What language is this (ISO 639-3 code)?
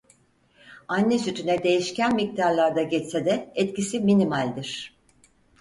tur